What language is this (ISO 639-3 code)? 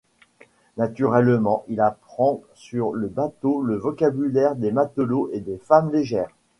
fra